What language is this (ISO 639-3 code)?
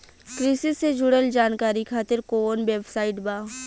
bho